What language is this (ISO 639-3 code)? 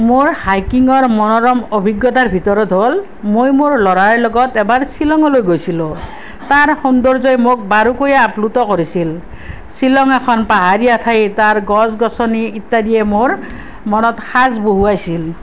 asm